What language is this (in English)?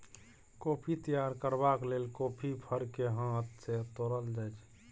Maithili